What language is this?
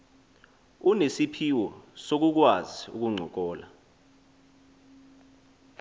Xhosa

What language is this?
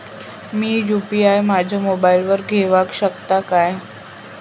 Marathi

